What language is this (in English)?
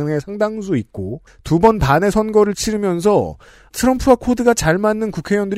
Korean